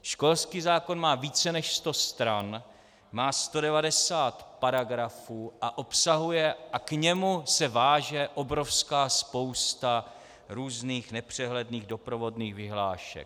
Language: Czech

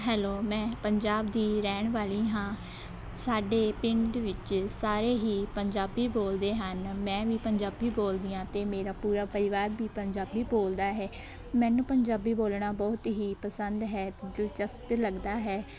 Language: Punjabi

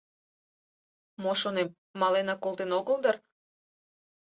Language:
Mari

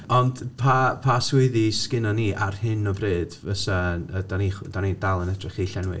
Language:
Welsh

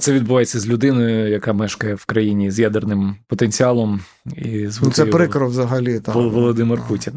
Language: Ukrainian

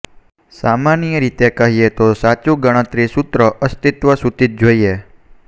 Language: Gujarati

